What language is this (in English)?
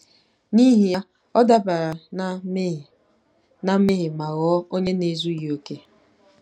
Igbo